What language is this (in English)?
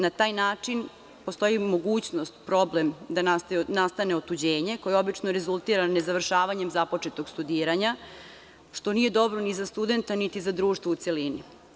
Serbian